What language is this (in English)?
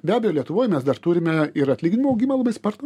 Lithuanian